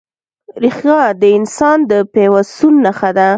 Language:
Pashto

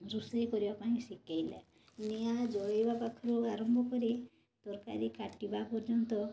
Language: Odia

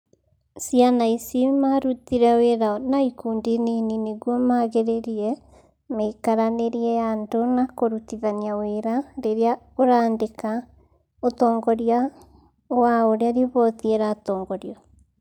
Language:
Kikuyu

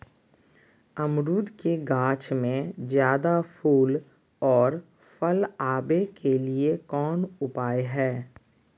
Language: Magahi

